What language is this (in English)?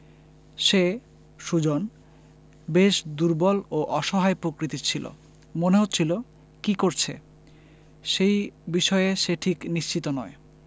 Bangla